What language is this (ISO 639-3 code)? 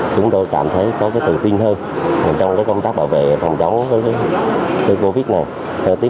vie